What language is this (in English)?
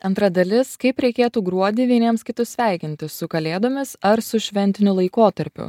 Lithuanian